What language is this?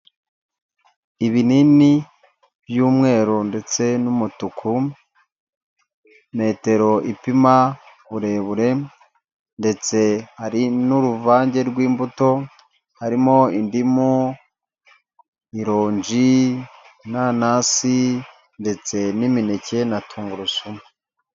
Kinyarwanda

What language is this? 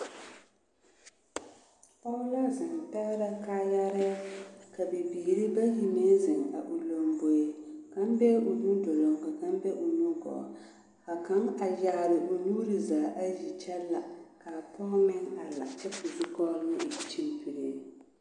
Southern Dagaare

